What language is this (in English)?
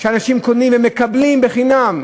Hebrew